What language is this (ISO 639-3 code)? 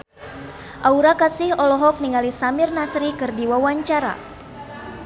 sun